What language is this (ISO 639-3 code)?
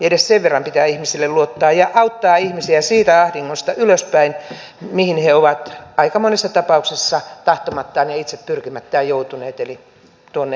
fin